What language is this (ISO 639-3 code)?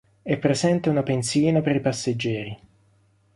ita